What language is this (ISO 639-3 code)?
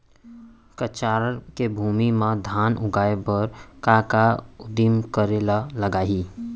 hne